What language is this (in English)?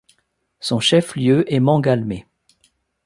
French